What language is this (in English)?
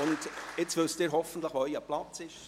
Swiss German